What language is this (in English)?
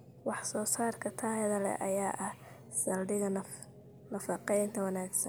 Somali